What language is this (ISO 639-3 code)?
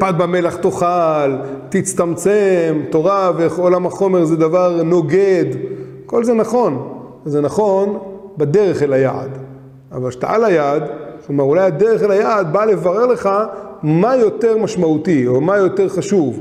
heb